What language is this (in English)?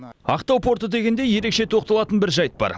Kazakh